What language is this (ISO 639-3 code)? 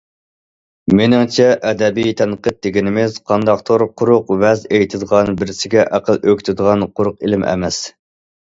uig